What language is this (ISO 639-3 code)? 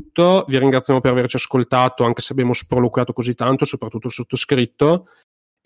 ita